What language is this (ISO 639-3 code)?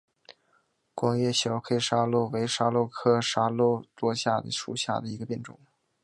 zho